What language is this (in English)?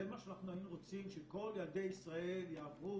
Hebrew